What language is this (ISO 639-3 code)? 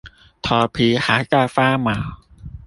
zho